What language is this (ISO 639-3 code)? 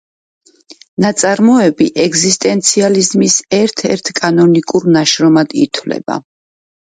kat